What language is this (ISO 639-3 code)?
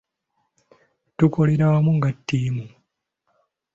lug